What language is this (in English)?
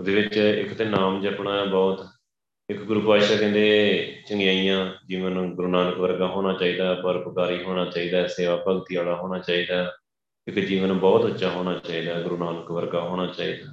Punjabi